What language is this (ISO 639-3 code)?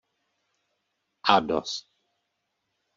ces